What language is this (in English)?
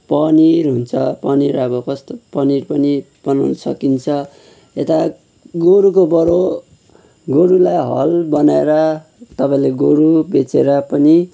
Nepali